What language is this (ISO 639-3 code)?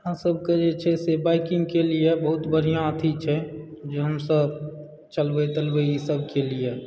mai